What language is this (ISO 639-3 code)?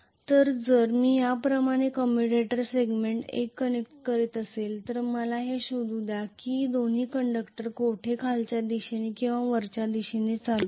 mar